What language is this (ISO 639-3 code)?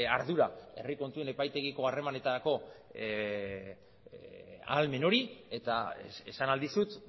eus